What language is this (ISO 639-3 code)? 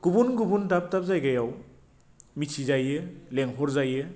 brx